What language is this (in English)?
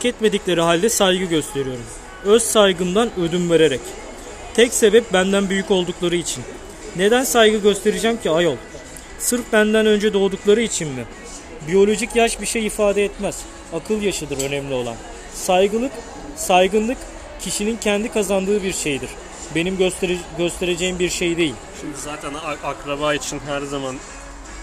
Turkish